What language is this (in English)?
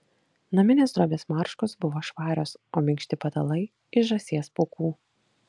Lithuanian